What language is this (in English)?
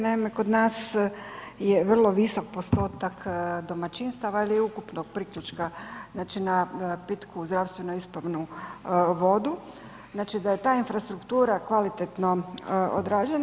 Croatian